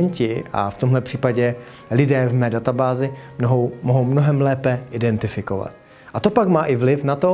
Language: Czech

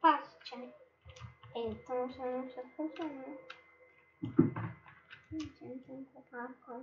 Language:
Polish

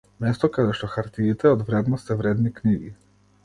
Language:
Macedonian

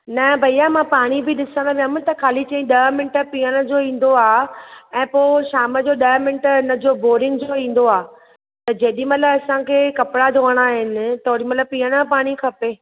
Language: Sindhi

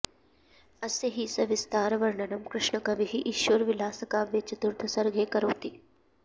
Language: Sanskrit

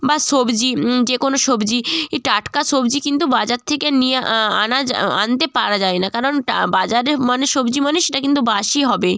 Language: Bangla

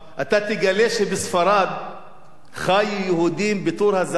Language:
Hebrew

